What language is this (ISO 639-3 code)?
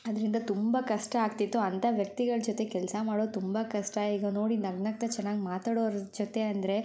kan